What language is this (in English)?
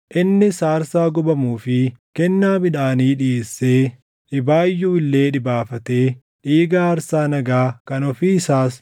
Oromo